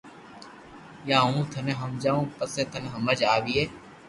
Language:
Loarki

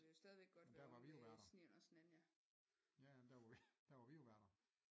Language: Danish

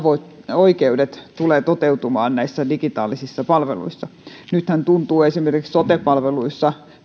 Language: Finnish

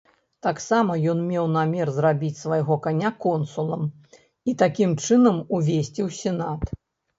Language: Belarusian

